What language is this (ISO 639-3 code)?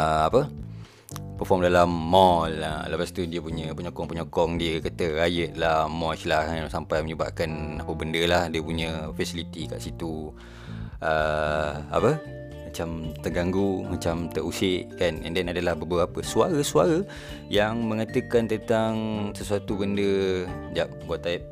msa